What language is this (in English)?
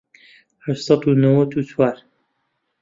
Central Kurdish